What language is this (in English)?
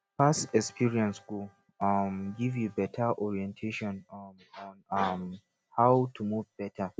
Nigerian Pidgin